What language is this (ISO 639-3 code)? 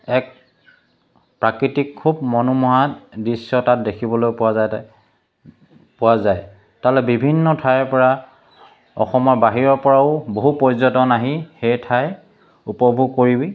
asm